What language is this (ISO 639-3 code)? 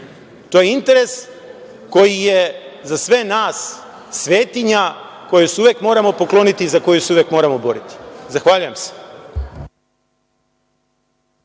srp